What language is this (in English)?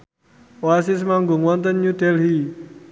Javanese